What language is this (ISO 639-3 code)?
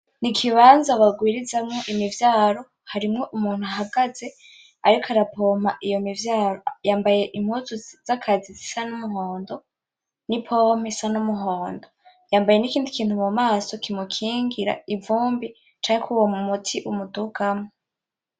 run